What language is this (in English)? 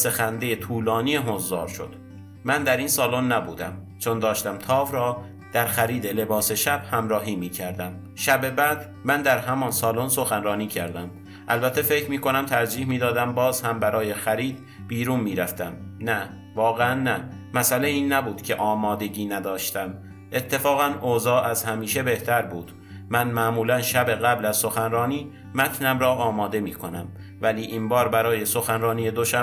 Persian